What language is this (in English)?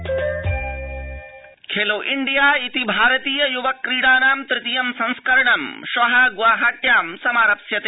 Sanskrit